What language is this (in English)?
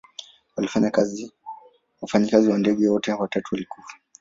Swahili